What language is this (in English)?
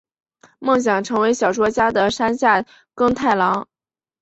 Chinese